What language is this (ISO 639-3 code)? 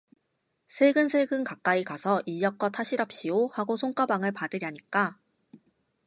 kor